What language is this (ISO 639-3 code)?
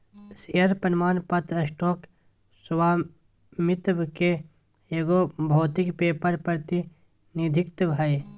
mag